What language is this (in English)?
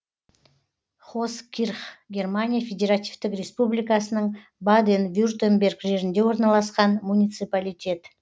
Kazakh